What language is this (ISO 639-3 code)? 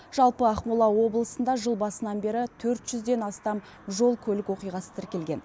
kaz